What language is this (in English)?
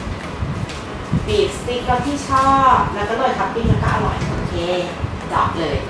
Thai